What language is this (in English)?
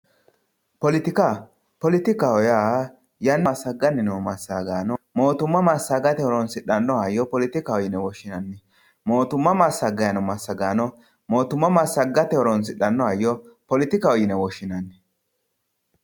Sidamo